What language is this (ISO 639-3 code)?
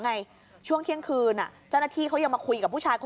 tha